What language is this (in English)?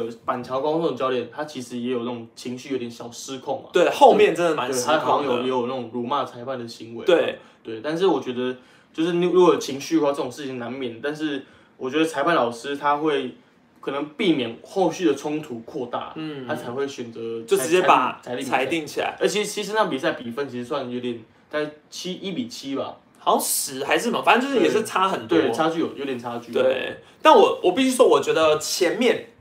Chinese